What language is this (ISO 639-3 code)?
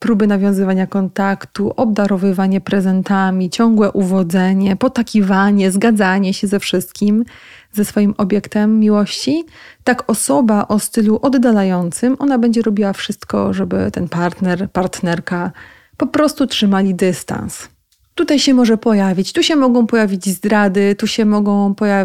pol